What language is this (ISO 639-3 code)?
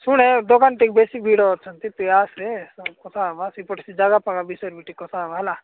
ori